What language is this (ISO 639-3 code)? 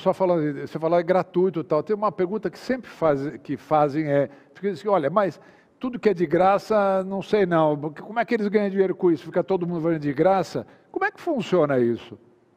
por